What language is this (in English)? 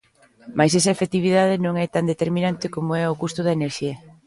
Galician